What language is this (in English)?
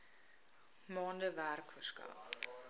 Afrikaans